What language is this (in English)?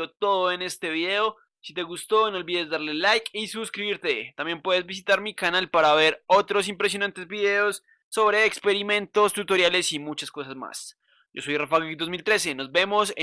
Spanish